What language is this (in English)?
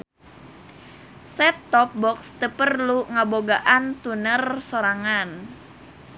Sundanese